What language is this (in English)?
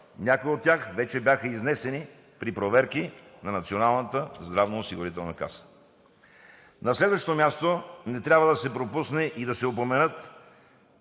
Bulgarian